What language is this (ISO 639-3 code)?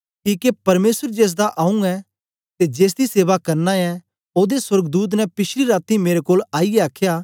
doi